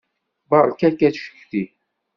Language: Kabyle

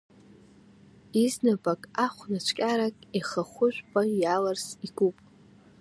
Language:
Abkhazian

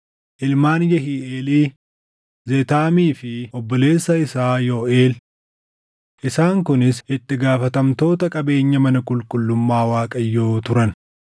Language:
Oromo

